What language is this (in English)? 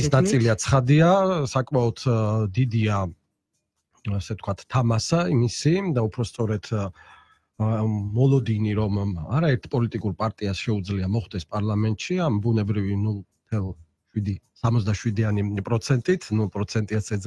Polish